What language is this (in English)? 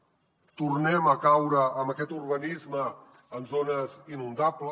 Catalan